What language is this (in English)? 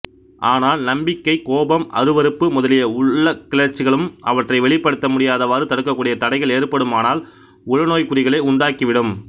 Tamil